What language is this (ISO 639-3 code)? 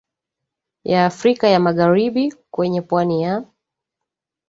swa